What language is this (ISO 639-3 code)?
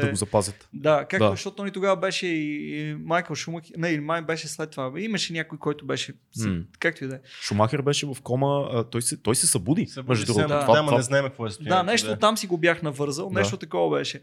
bul